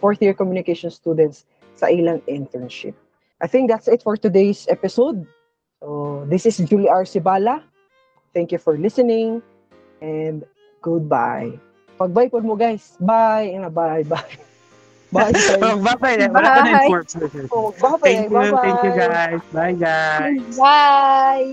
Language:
Filipino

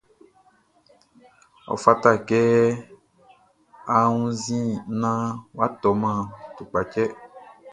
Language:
Baoulé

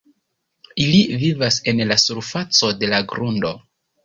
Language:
Esperanto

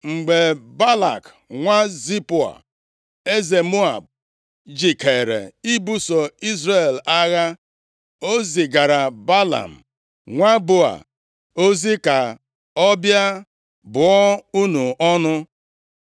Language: Igbo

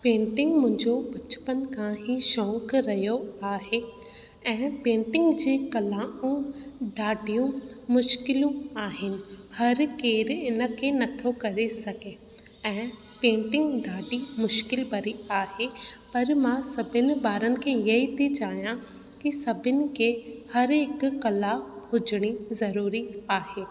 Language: Sindhi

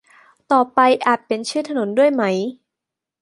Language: Thai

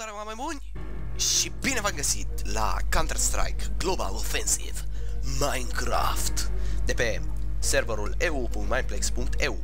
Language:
Romanian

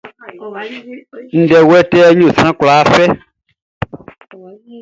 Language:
Baoulé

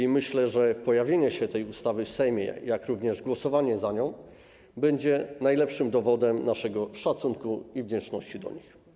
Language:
Polish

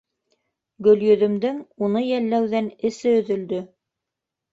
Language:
Bashkir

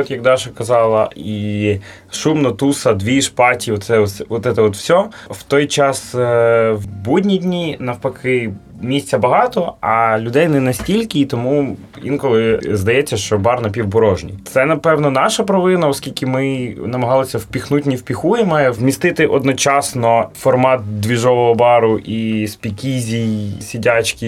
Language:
Ukrainian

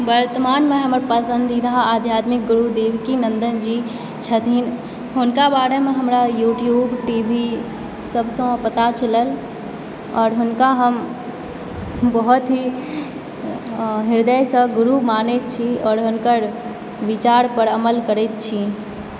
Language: Maithili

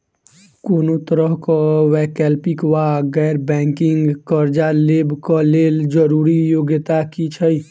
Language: Maithili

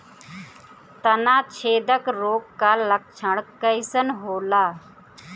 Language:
Bhojpuri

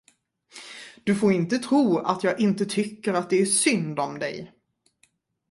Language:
Swedish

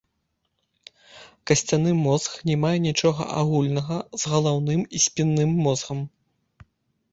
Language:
Belarusian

